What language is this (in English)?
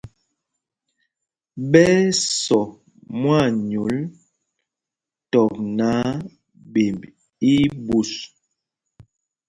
Mpumpong